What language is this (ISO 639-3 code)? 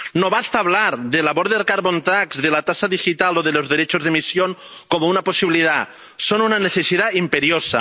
spa